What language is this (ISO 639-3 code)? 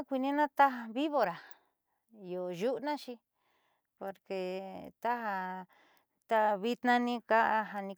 mxy